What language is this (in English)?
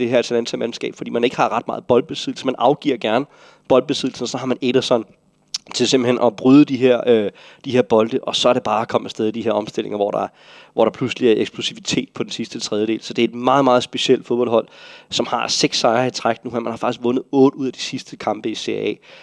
Danish